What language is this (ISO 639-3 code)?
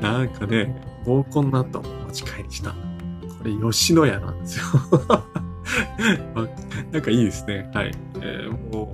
jpn